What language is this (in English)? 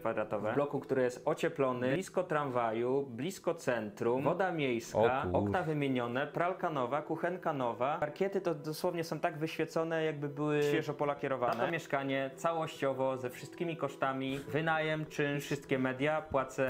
Polish